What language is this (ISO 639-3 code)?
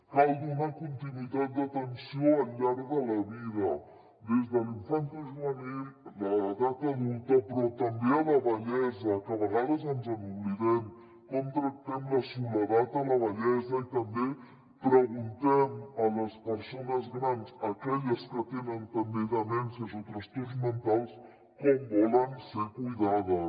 cat